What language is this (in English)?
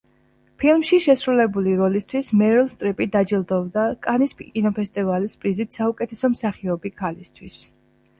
Georgian